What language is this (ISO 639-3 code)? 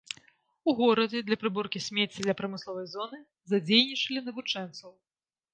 bel